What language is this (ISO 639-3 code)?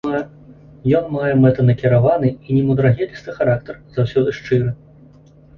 bel